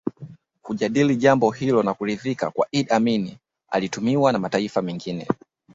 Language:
Swahili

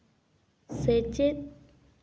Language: Santali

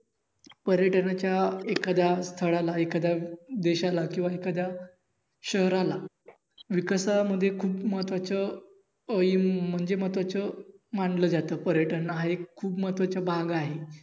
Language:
Marathi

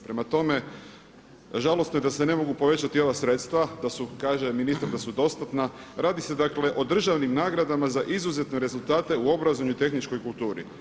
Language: Croatian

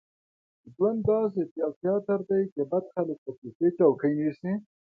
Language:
Pashto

